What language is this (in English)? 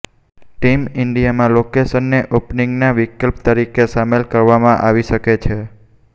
Gujarati